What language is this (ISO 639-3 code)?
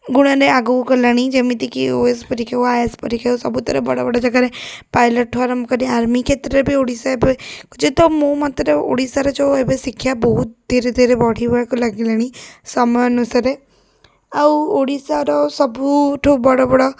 ori